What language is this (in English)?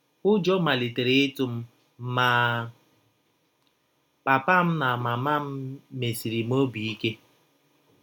Igbo